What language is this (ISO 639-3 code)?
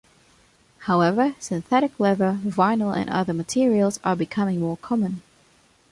eng